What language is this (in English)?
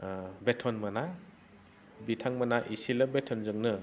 Bodo